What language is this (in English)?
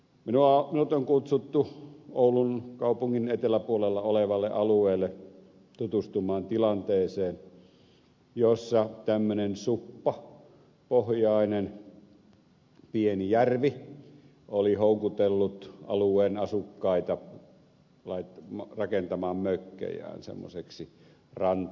Finnish